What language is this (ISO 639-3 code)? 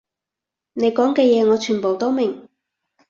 yue